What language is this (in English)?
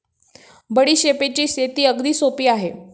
Marathi